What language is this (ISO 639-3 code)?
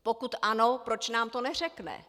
ces